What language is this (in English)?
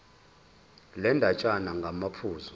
Zulu